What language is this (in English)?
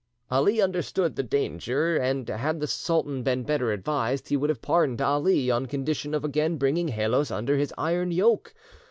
English